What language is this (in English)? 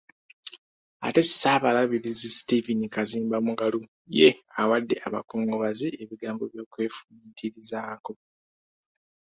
Ganda